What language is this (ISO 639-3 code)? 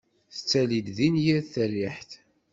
kab